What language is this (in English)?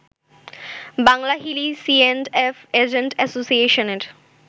Bangla